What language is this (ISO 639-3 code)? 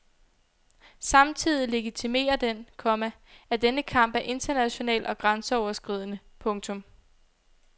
dan